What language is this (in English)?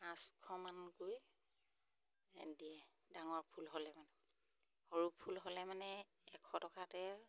Assamese